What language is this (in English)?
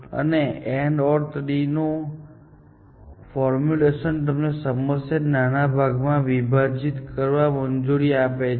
Gujarati